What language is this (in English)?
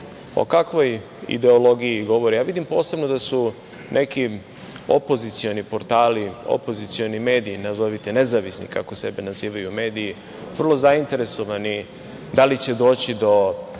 Serbian